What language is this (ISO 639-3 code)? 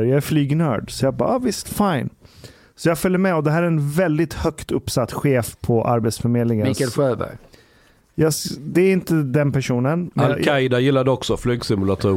swe